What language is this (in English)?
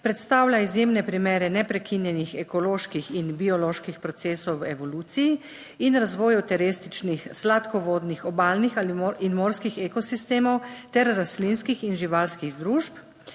Slovenian